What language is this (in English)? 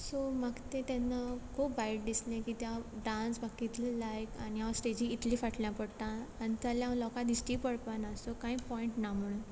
Konkani